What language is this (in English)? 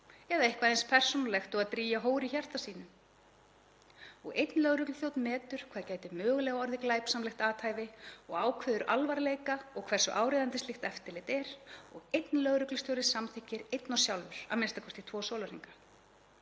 Icelandic